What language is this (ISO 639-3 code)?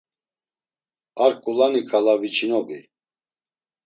lzz